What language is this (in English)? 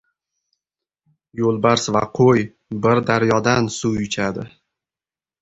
Uzbek